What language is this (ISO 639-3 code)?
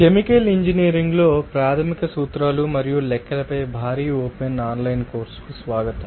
tel